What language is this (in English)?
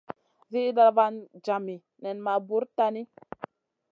Masana